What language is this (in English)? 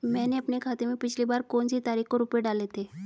Hindi